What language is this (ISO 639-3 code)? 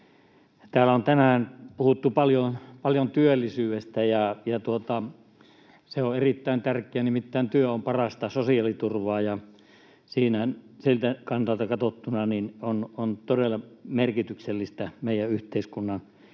fin